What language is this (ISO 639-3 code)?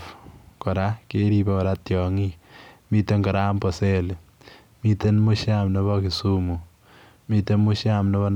kln